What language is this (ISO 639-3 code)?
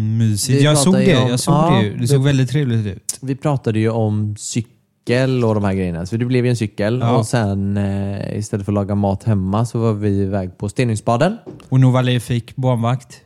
swe